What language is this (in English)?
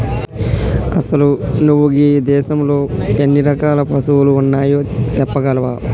Telugu